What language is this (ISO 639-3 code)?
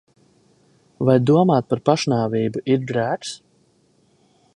lav